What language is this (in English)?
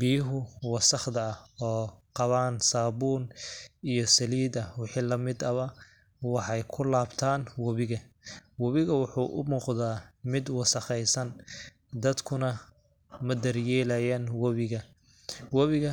Somali